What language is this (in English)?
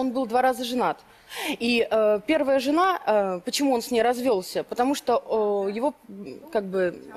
Russian